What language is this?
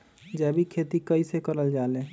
Magahi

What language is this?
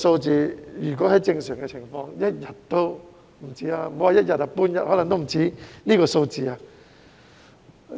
Cantonese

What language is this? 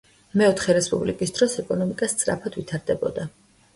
Georgian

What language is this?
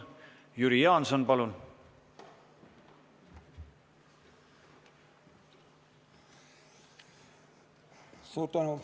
Estonian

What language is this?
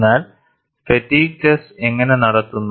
Malayalam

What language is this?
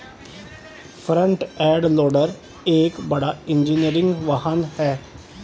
Hindi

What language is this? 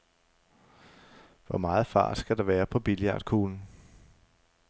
Danish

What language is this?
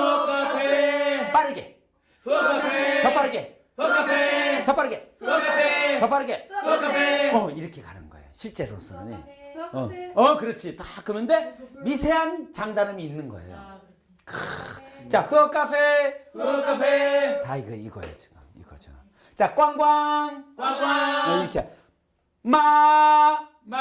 Korean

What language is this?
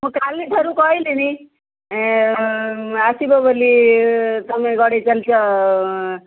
Odia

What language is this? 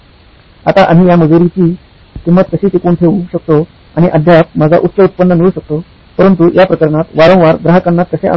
Marathi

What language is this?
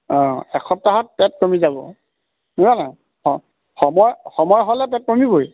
Assamese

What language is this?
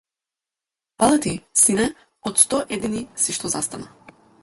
Macedonian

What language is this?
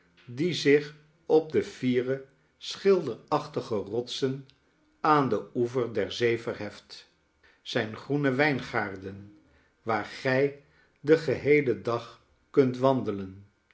Dutch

